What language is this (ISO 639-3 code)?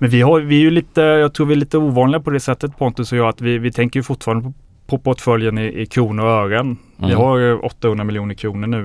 swe